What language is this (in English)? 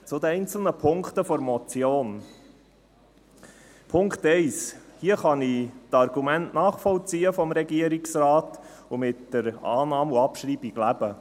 Swiss German